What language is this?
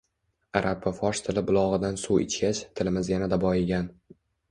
Uzbek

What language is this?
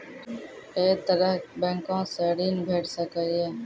Maithili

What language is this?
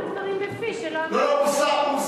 Hebrew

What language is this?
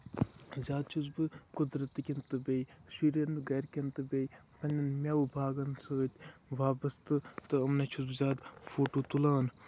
Kashmiri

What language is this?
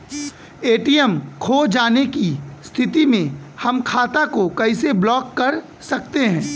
Bhojpuri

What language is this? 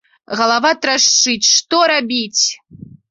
Belarusian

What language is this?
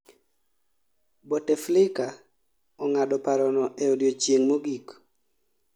Luo (Kenya and Tanzania)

